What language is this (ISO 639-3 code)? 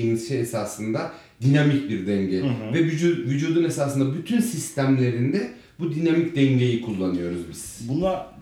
tur